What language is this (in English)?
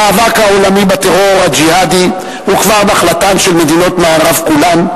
Hebrew